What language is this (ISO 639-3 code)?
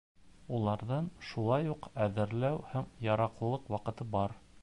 bak